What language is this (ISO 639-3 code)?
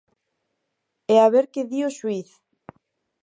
glg